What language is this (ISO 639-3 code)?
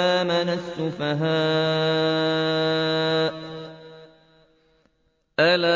ara